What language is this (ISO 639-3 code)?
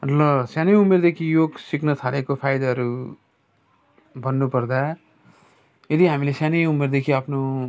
nep